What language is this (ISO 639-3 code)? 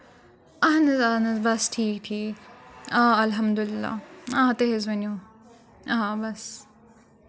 kas